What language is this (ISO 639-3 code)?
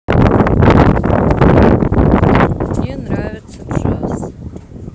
rus